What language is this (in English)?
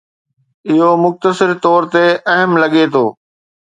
Sindhi